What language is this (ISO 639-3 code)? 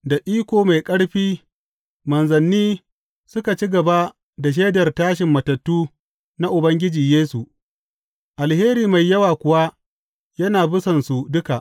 hau